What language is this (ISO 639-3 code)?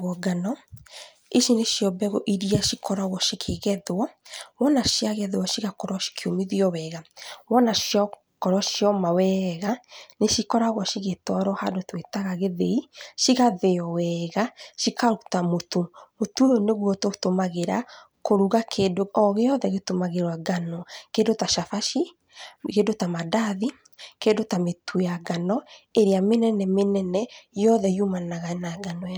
kik